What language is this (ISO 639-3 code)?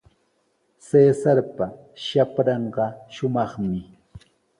qws